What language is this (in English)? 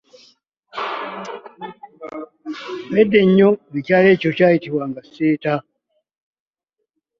Ganda